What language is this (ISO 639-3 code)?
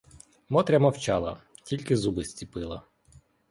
ukr